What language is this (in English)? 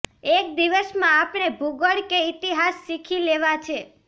Gujarati